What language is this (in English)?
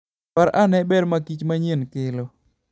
Luo (Kenya and Tanzania)